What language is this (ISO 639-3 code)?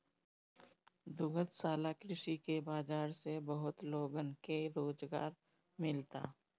bho